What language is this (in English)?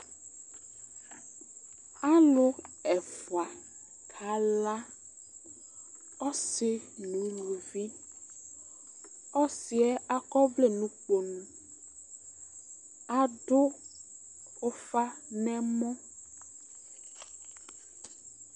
Ikposo